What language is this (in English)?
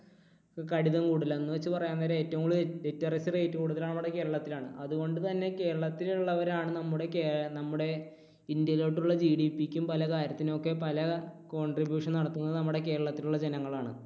Malayalam